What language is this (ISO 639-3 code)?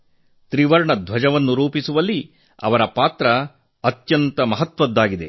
kan